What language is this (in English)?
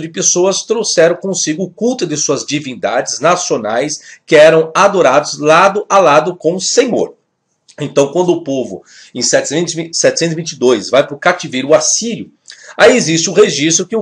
Portuguese